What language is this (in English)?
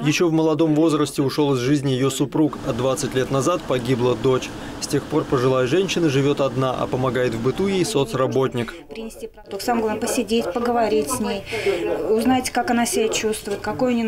Russian